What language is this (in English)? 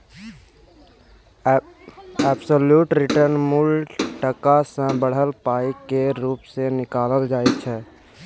Maithili